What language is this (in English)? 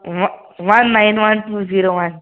Kashmiri